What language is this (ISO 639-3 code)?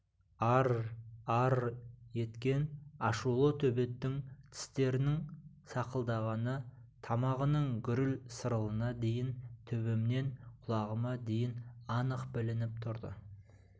kaz